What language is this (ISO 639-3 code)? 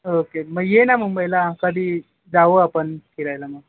mar